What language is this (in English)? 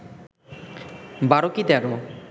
Bangla